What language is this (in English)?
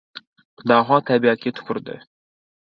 Uzbek